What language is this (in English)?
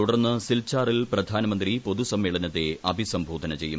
Malayalam